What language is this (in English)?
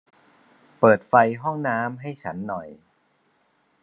Thai